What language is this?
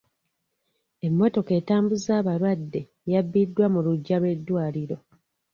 Ganda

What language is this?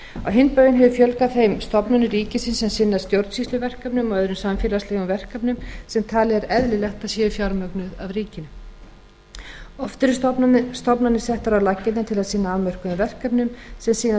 Icelandic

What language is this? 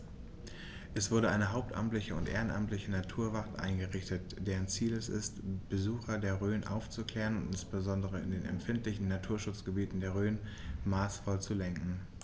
German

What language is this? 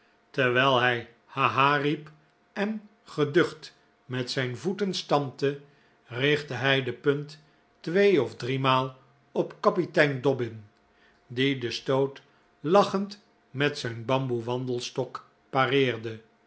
Dutch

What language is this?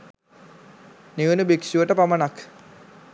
Sinhala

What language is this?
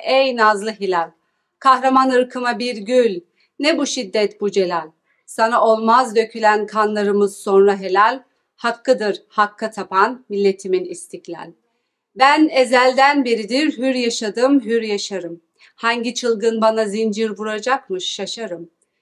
Turkish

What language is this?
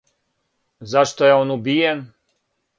Serbian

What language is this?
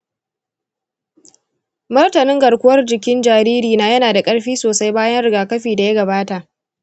Hausa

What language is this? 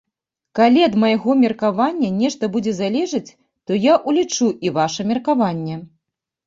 Belarusian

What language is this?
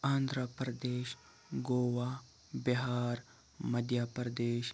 Kashmiri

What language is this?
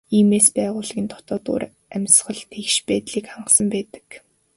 Mongolian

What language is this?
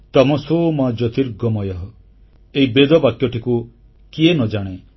Odia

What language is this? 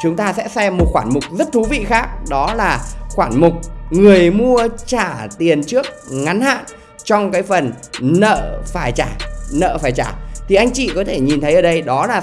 Vietnamese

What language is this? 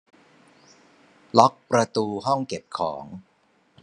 Thai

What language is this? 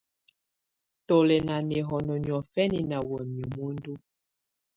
Tunen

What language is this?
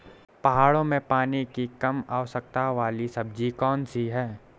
Hindi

